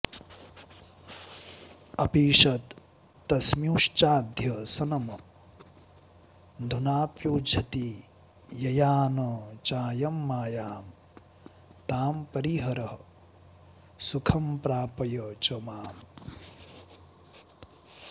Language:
Sanskrit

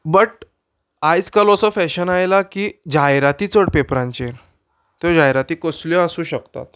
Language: Konkani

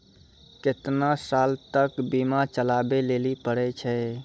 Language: Maithili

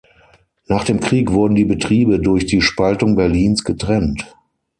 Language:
German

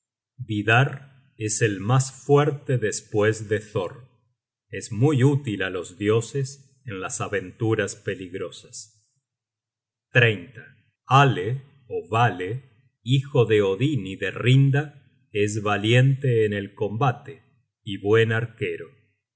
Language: Spanish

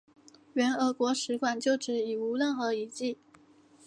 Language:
Chinese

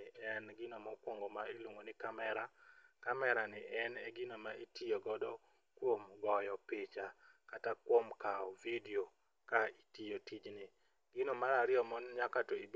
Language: Luo (Kenya and Tanzania)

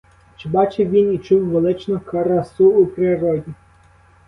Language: Ukrainian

